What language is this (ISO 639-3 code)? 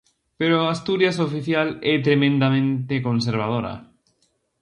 glg